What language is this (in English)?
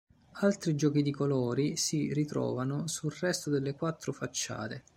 Italian